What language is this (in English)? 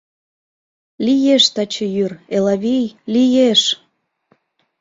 Mari